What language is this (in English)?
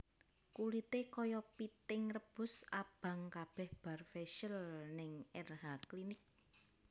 Javanese